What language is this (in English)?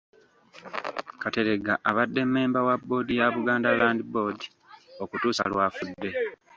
Ganda